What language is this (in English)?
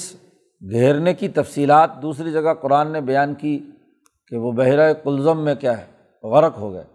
Urdu